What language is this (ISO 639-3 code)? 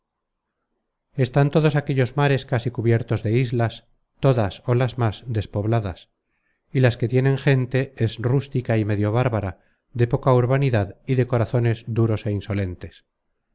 spa